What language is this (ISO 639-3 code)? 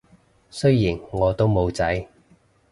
yue